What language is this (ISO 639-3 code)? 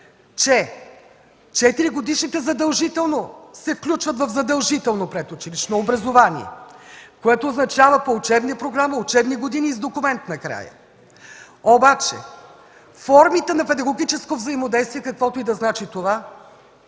bul